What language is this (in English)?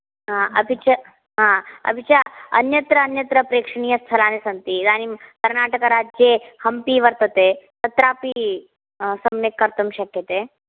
Sanskrit